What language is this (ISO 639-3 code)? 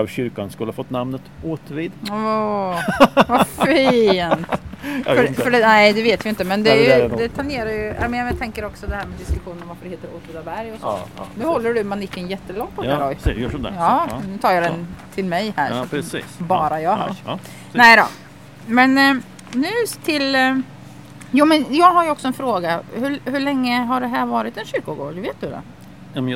swe